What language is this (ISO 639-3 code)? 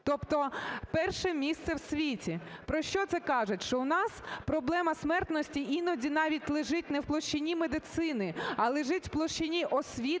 ukr